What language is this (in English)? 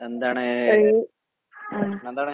Malayalam